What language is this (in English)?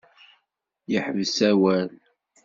Kabyle